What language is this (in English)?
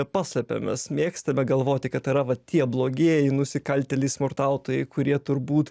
Lithuanian